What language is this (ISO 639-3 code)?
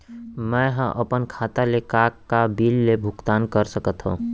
hne